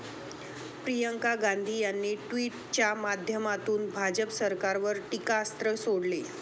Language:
Marathi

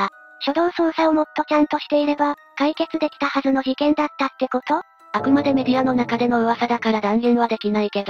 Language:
Japanese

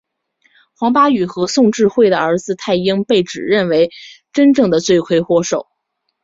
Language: Chinese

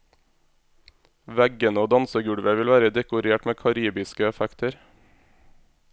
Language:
Norwegian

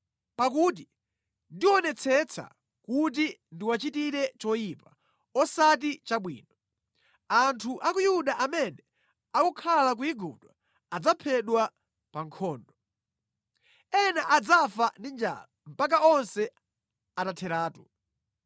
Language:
Nyanja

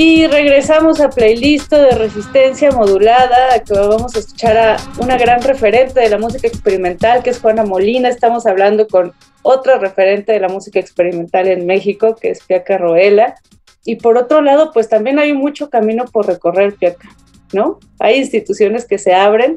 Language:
Spanish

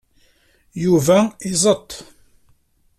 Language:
Kabyle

